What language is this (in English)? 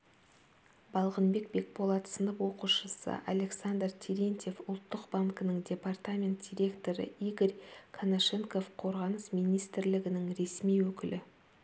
Kazakh